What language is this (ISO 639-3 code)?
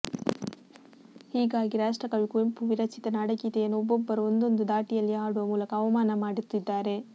kan